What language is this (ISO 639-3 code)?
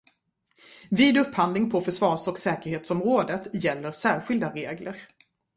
swe